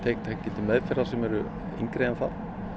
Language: Icelandic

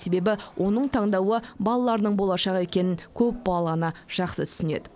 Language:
Kazakh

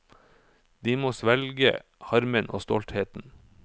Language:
Norwegian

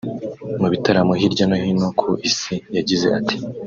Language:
Kinyarwanda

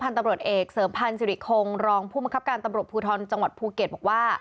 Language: Thai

